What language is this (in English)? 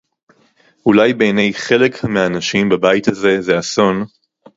Hebrew